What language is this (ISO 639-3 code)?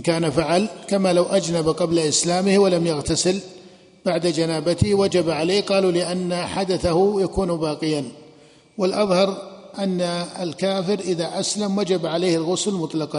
ara